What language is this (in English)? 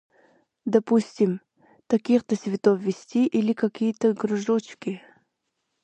Yakut